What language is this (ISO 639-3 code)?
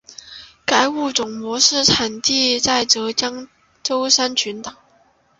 zho